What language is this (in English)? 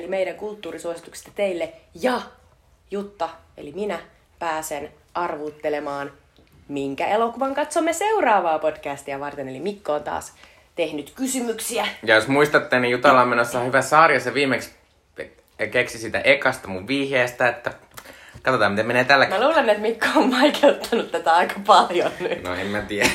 Finnish